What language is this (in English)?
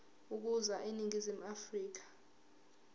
Zulu